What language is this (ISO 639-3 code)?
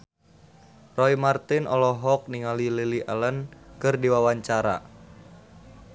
sun